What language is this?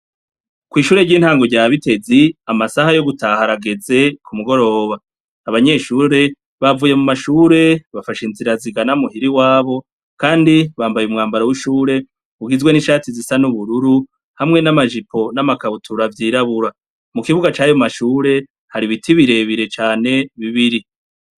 Rundi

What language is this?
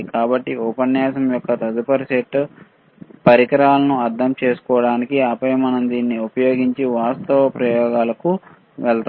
Telugu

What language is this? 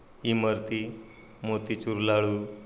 Marathi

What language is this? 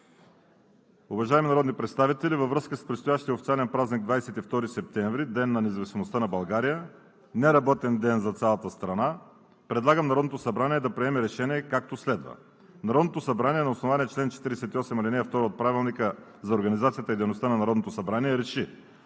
Bulgarian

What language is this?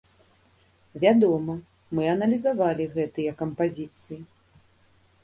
Belarusian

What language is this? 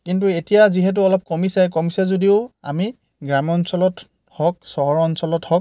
Assamese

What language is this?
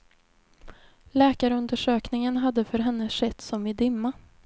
Swedish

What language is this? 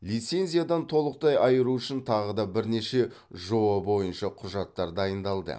Kazakh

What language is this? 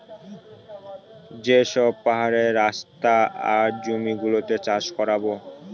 Bangla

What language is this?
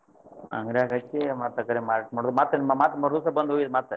Kannada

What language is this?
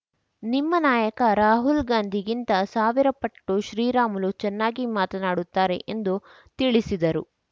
Kannada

